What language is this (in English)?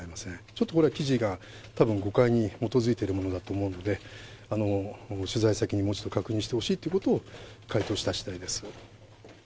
Japanese